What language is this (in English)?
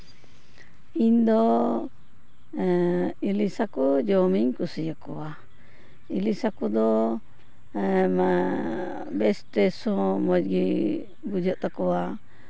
Santali